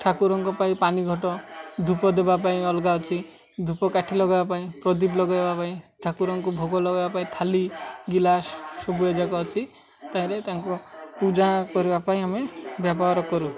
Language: Odia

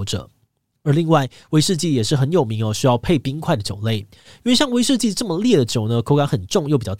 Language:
Chinese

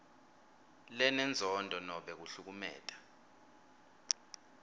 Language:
Swati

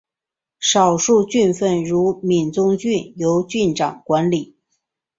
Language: Chinese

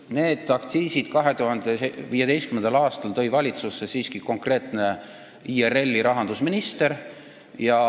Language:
Estonian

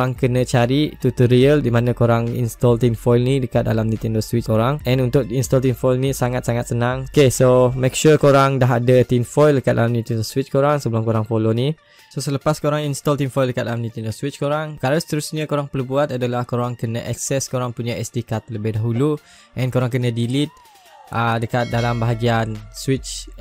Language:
Malay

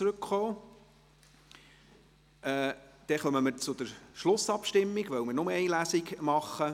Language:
Swiss German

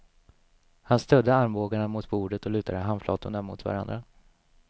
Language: Swedish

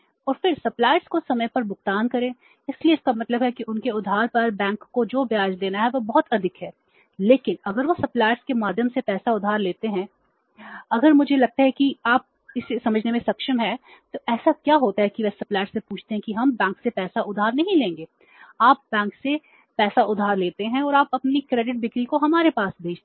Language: Hindi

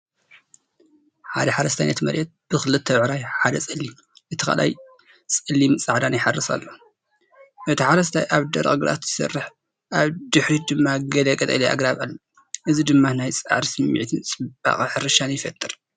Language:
Tigrinya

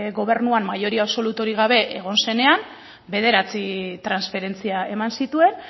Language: Basque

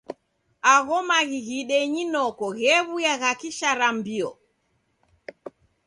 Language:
Taita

